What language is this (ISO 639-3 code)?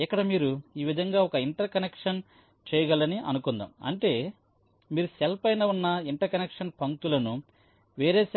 tel